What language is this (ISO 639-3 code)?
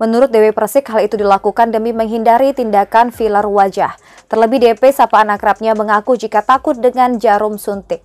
ind